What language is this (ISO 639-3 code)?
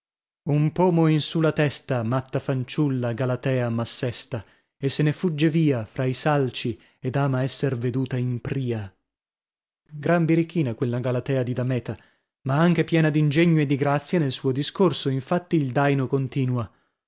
ita